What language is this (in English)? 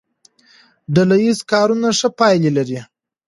Pashto